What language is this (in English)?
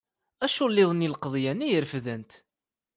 Kabyle